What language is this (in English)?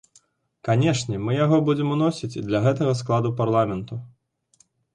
Belarusian